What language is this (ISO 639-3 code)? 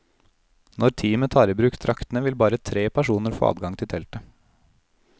nor